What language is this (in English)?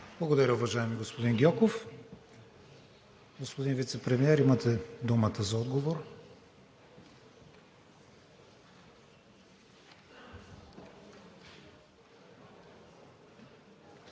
Bulgarian